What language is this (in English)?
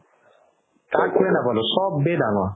Assamese